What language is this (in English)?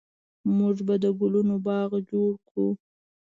Pashto